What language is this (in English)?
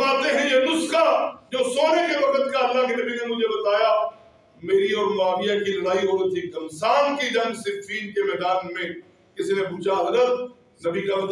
Urdu